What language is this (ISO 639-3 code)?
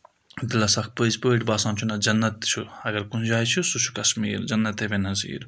kas